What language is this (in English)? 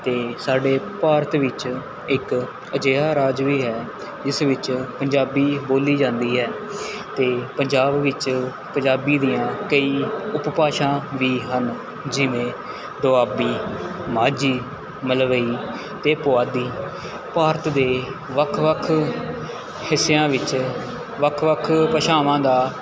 Punjabi